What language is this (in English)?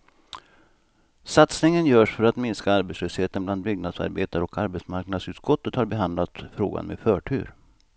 Swedish